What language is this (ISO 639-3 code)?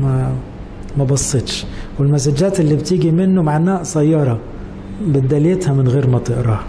ara